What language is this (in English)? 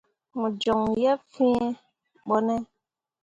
Mundang